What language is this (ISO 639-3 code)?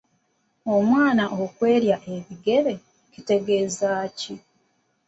lug